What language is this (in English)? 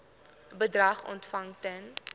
Afrikaans